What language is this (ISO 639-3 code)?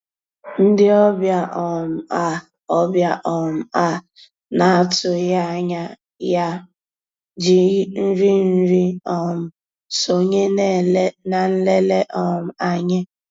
ibo